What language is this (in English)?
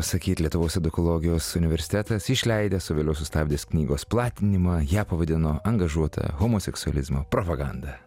Lithuanian